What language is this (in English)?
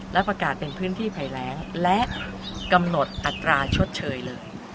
Thai